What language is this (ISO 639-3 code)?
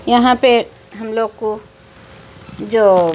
urd